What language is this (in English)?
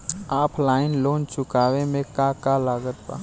Bhojpuri